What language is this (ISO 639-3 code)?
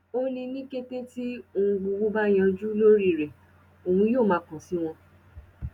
yor